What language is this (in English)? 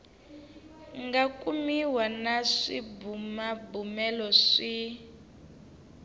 Tsonga